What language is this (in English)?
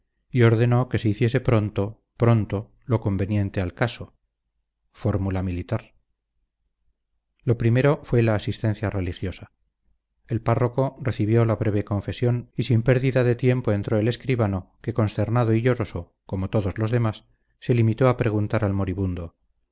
Spanish